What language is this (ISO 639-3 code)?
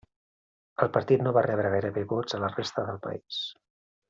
cat